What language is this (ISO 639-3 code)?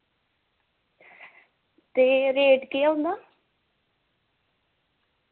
doi